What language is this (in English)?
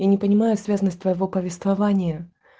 Russian